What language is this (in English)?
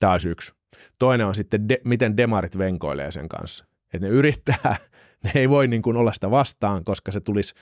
Finnish